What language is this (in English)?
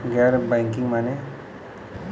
Bhojpuri